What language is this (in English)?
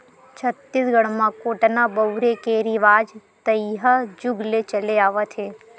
Chhattisgarhi